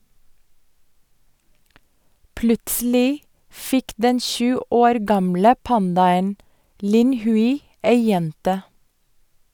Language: Norwegian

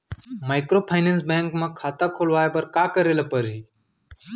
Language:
Chhattisgarhi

